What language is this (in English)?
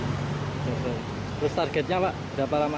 Indonesian